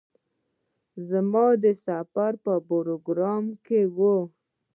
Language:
Pashto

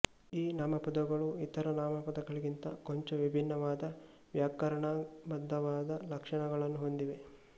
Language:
Kannada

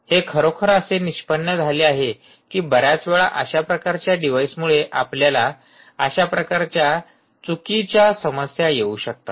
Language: Marathi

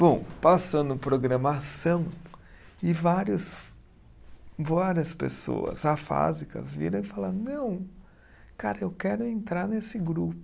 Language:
Portuguese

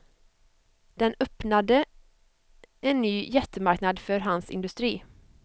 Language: Swedish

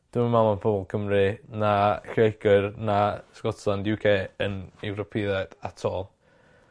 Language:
Welsh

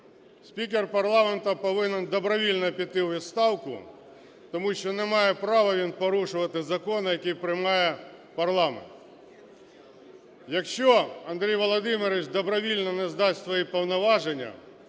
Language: Ukrainian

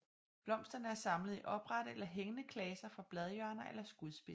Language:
Danish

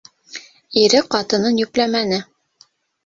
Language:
Bashkir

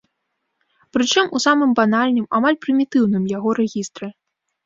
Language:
Belarusian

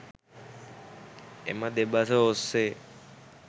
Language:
Sinhala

